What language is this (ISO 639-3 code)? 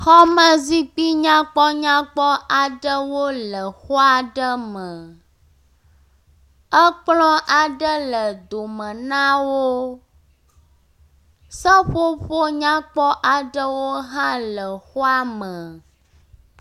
ewe